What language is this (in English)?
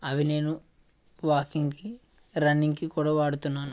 Telugu